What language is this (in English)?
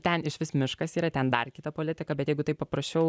Lithuanian